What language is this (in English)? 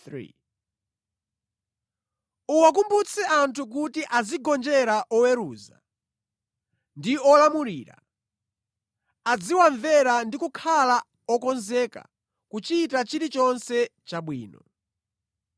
Nyanja